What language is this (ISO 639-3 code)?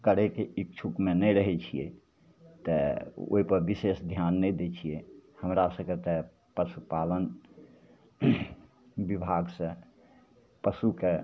mai